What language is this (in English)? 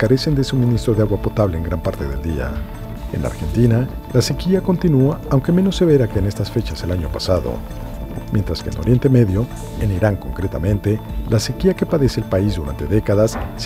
Spanish